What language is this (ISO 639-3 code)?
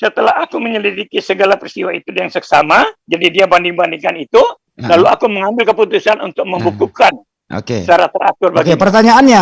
ind